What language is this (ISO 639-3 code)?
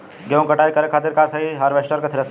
bho